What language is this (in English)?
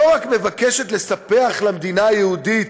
Hebrew